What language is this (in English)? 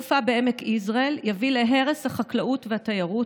Hebrew